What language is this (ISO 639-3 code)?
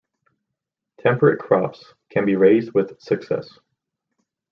eng